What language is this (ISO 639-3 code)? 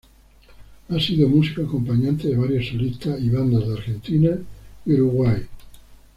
spa